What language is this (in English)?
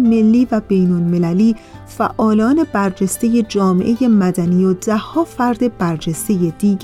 Persian